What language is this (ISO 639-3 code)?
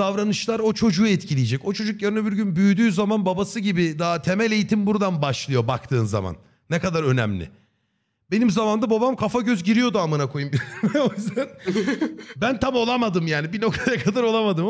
tur